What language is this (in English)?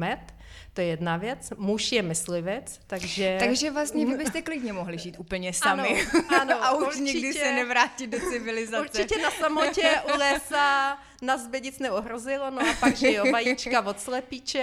Czech